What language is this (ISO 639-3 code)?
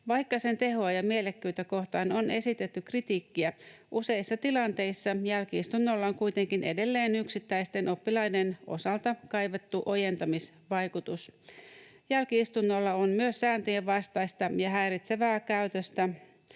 fin